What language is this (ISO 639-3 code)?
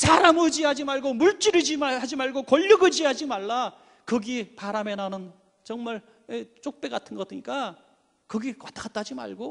kor